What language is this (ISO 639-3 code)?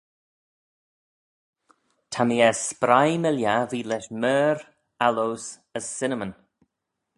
glv